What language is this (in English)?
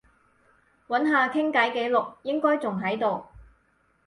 Cantonese